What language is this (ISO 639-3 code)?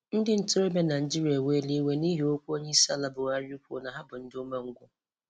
ibo